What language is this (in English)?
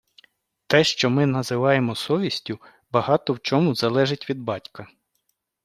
Ukrainian